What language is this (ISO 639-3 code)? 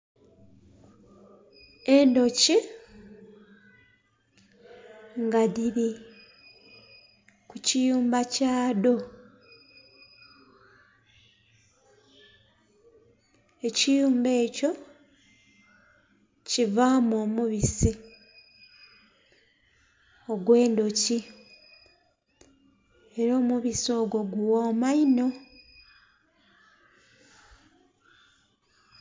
xog